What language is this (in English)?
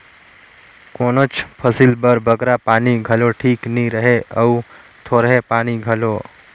Chhattisgarhi